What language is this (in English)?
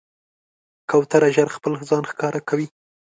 Pashto